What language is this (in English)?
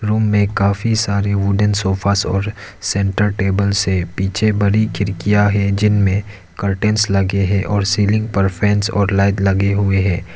Hindi